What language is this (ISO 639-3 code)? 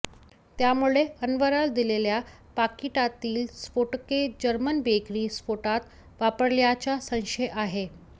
mar